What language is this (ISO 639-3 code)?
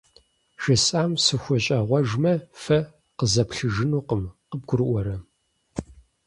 kbd